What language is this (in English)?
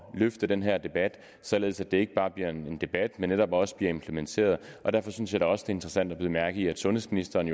Danish